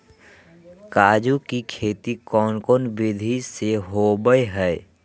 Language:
Magahi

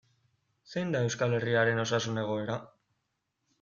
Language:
Basque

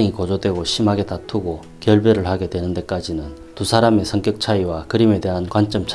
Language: Korean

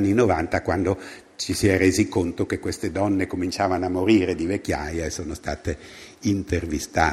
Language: Italian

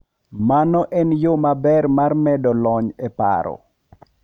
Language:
Luo (Kenya and Tanzania)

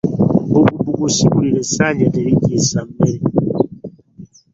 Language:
Ganda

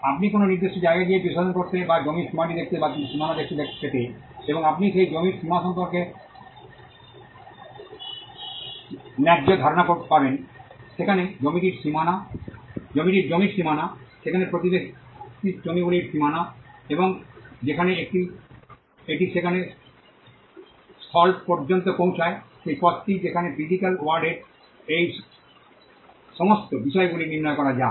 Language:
Bangla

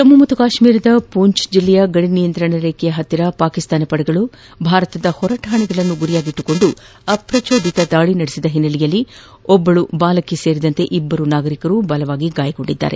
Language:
Kannada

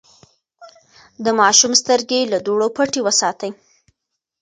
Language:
Pashto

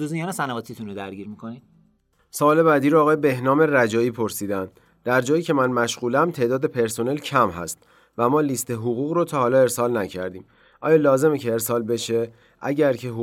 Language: Persian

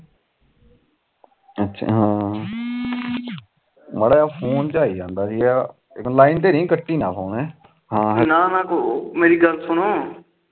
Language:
Punjabi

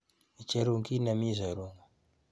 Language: Kalenjin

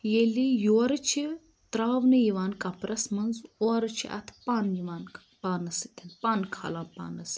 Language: Kashmiri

